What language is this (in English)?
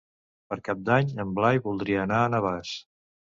Catalan